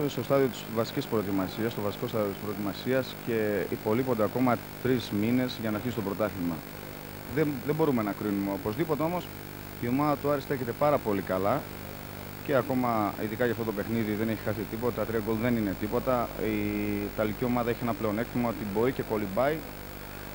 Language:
Greek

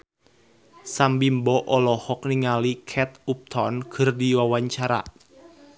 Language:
Sundanese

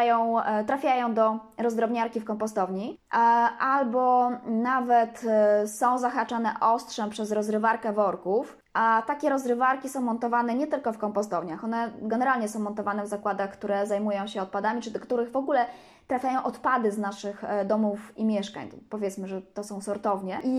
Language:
Polish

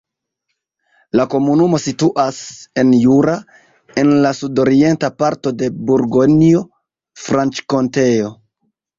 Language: Esperanto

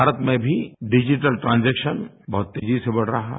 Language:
Hindi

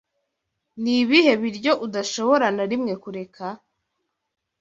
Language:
Kinyarwanda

